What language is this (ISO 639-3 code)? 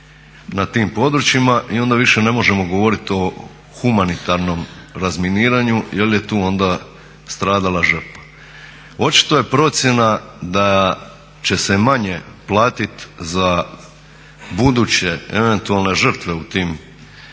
hrv